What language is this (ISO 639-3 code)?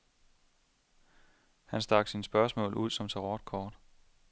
dan